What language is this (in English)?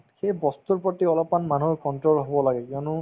Assamese